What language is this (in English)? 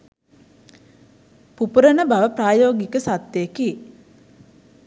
Sinhala